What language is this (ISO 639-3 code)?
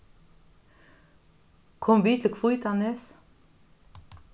fao